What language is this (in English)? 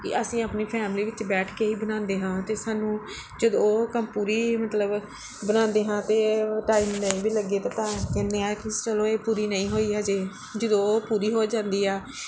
Punjabi